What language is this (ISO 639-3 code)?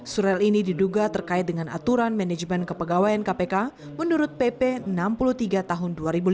ind